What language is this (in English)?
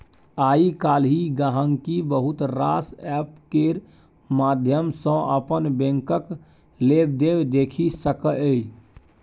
Maithili